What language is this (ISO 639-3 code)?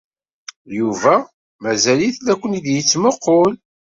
kab